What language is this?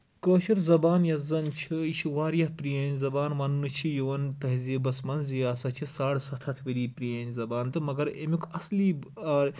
Kashmiri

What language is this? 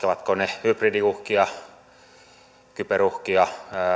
Finnish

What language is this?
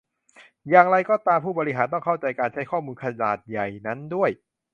Thai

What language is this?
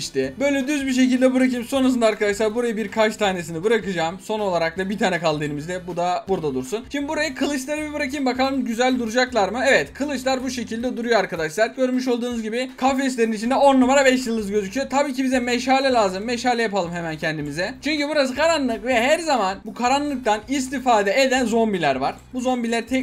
Turkish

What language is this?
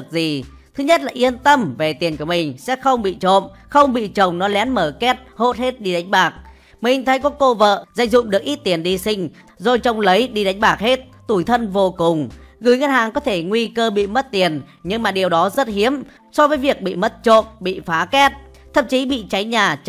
Vietnamese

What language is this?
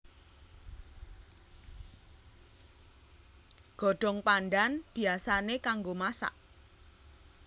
Javanese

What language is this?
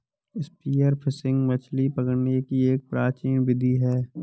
Hindi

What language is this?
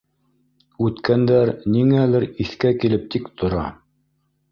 Bashkir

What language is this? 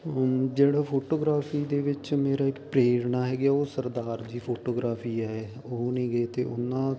Punjabi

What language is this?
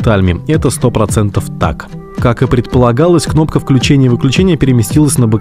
Russian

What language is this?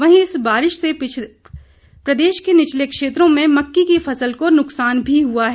Hindi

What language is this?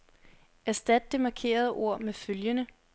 Danish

